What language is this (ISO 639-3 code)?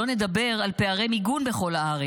heb